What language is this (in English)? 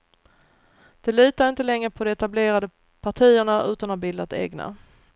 Swedish